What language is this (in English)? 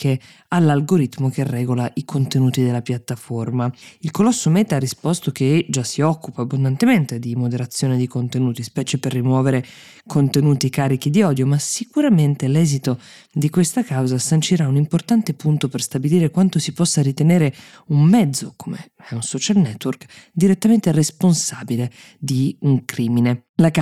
Italian